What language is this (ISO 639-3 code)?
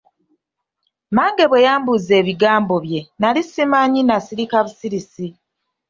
lug